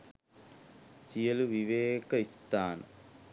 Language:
Sinhala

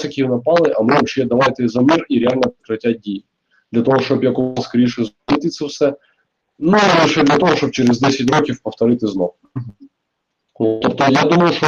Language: Ukrainian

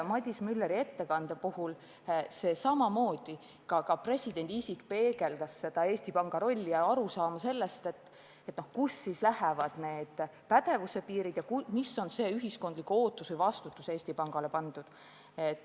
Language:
Estonian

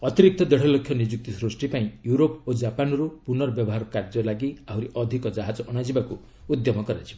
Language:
Odia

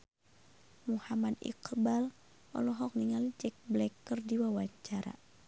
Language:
Sundanese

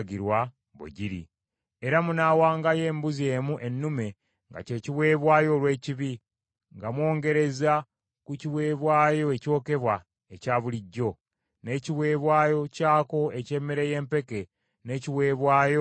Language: Ganda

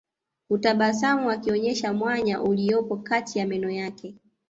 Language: Swahili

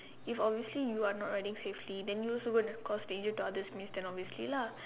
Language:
English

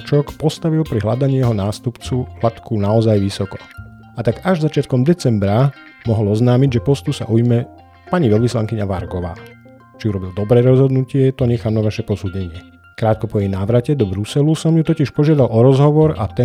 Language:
Slovak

